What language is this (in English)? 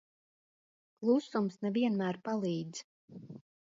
Latvian